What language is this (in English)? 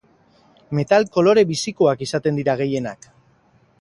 Basque